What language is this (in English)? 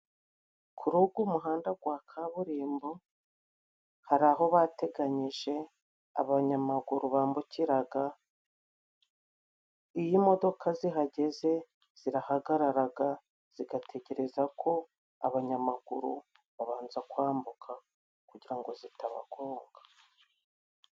Kinyarwanda